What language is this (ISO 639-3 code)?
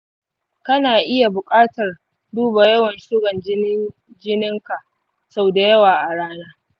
hau